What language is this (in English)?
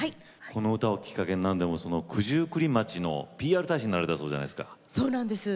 Japanese